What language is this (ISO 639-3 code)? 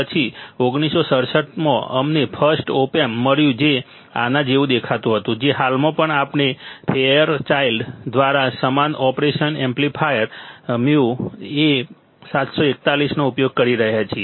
guj